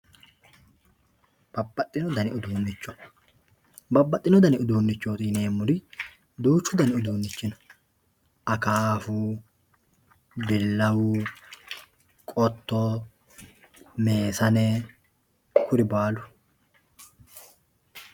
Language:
Sidamo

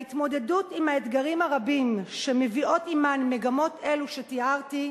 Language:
Hebrew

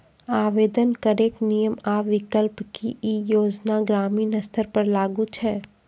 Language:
Maithili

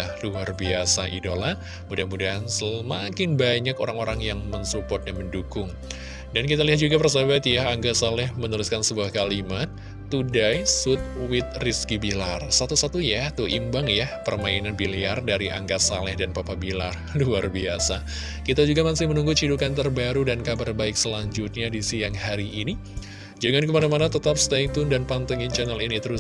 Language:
Indonesian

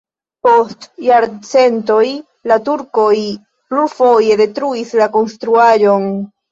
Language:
Esperanto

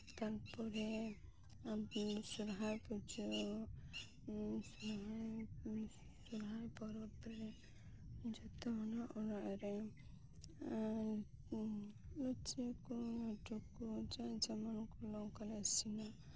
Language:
Santali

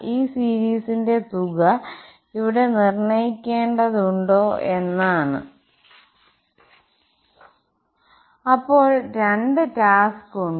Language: Malayalam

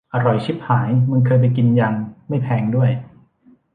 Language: Thai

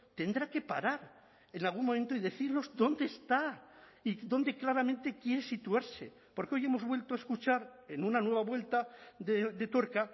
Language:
Spanish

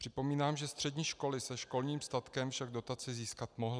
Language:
Czech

